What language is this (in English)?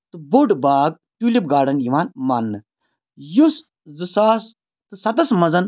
Kashmiri